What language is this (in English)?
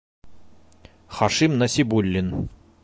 Bashkir